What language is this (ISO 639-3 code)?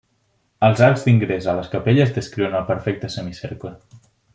cat